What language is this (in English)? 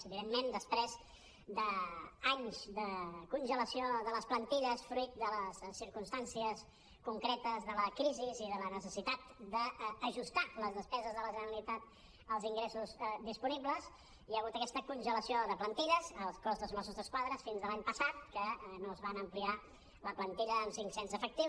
Catalan